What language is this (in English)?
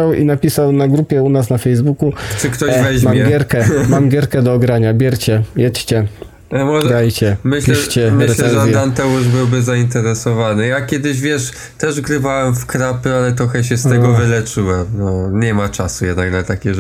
Polish